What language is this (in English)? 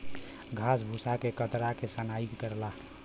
Bhojpuri